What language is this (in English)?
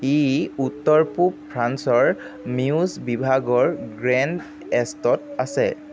Assamese